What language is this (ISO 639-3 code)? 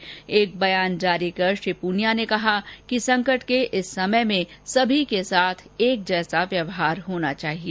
hin